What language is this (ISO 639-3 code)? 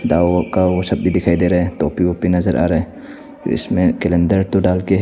hin